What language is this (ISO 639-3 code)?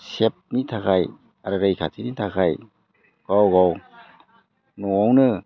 brx